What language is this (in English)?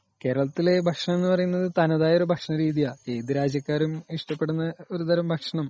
Malayalam